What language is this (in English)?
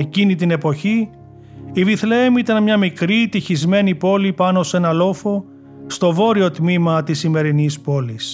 Greek